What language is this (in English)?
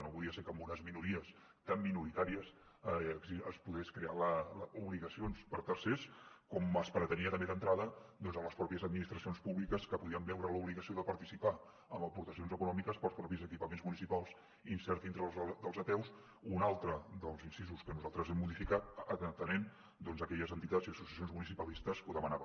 Catalan